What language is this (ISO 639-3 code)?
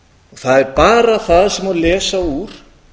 isl